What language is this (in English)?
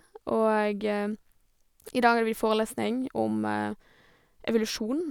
Norwegian